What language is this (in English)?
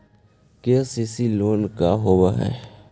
Magahi